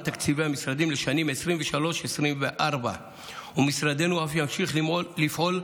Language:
Hebrew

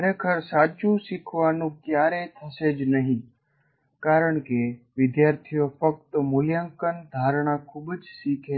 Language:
Gujarati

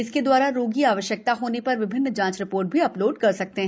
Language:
Hindi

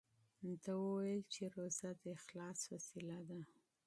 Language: Pashto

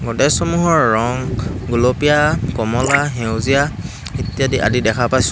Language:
Assamese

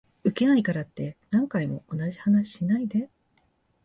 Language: Japanese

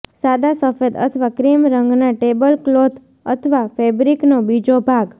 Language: Gujarati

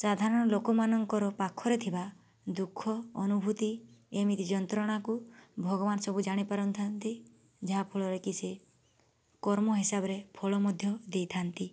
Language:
Odia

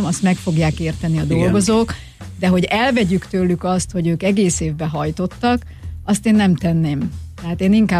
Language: Hungarian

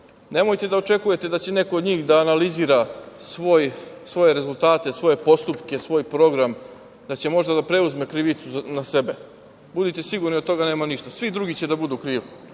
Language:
Serbian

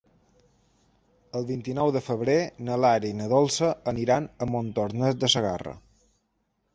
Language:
Catalan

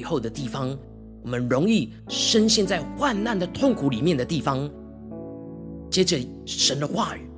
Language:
Chinese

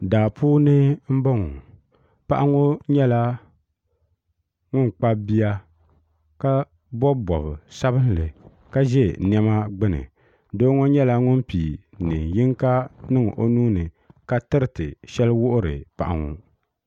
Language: Dagbani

